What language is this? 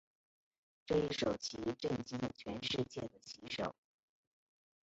Chinese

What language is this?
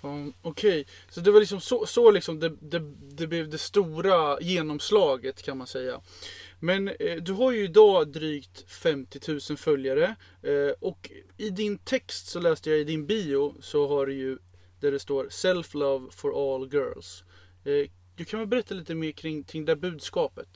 Swedish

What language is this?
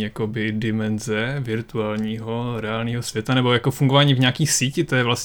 Czech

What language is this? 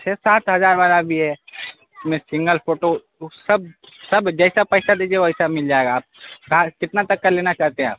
Urdu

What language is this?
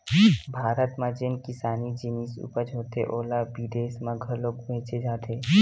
Chhattisgarhi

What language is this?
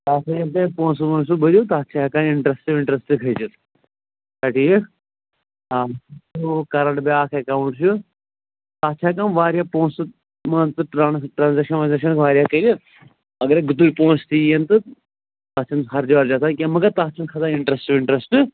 Kashmiri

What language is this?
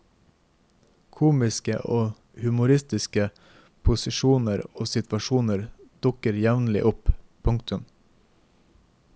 Norwegian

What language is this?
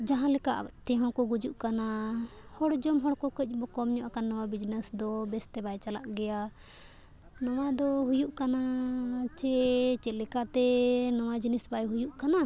Santali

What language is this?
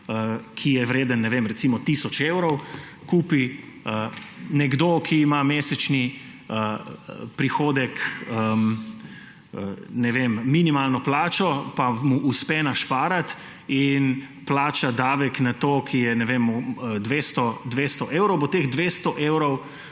Slovenian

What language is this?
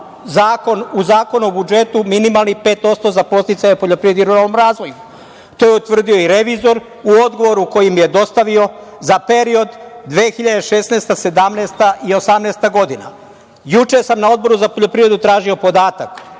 Serbian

